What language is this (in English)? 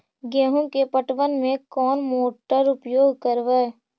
Magahi